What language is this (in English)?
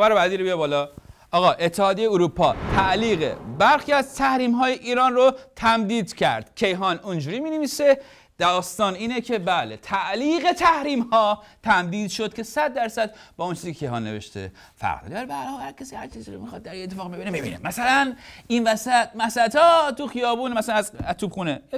Persian